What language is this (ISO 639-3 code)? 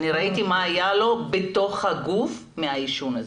heb